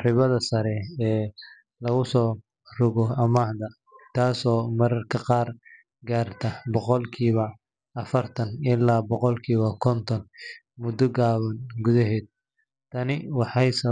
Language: Somali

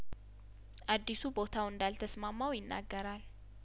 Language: Amharic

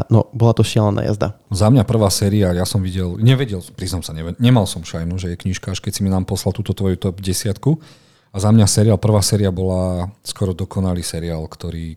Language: Slovak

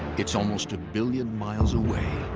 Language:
English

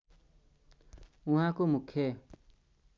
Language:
Nepali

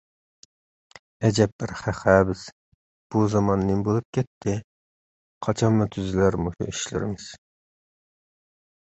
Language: Uyghur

